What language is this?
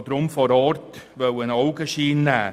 Swiss German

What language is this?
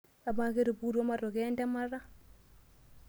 Masai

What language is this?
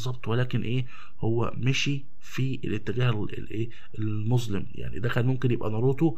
Arabic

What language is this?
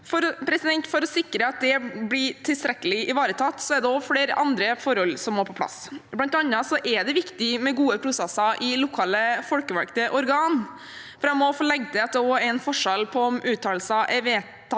Norwegian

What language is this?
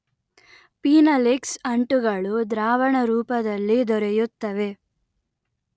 Kannada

